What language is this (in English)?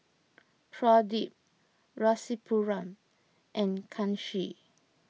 English